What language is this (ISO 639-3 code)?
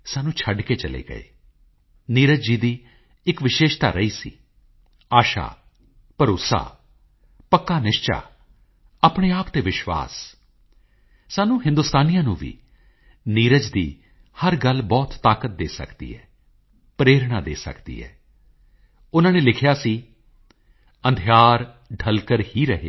pan